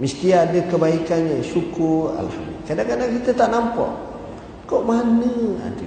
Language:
Malay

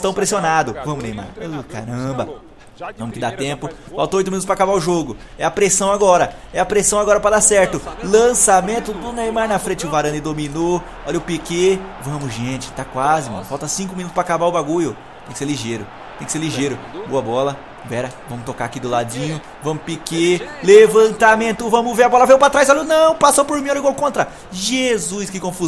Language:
Portuguese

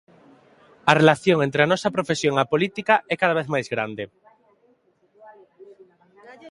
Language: Galician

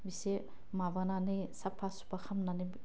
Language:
Bodo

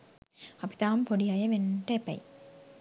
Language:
Sinhala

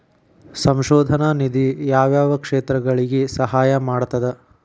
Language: Kannada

